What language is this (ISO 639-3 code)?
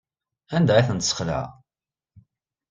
kab